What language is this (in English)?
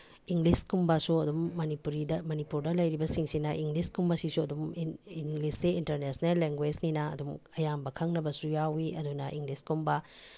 Manipuri